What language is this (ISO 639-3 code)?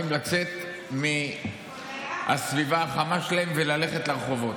heb